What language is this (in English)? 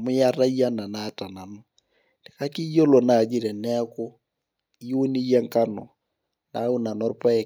Masai